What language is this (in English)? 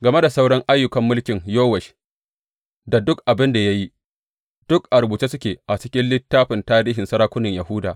Hausa